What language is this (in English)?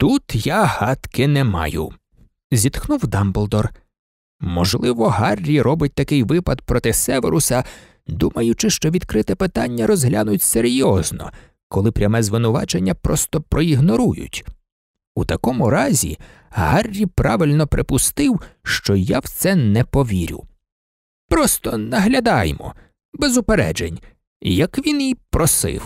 Ukrainian